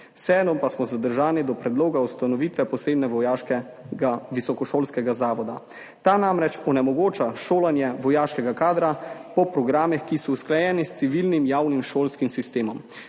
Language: Slovenian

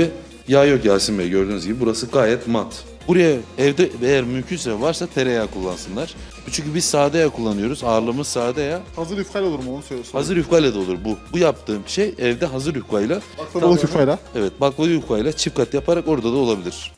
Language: Turkish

